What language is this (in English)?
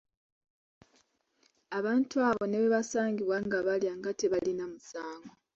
Ganda